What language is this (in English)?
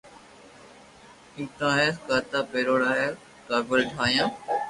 Loarki